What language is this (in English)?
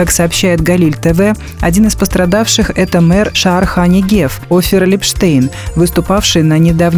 Russian